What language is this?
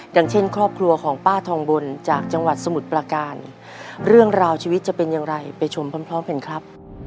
Thai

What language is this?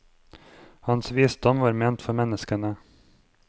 Norwegian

